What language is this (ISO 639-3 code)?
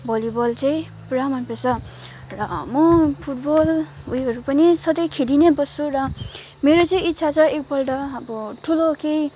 nep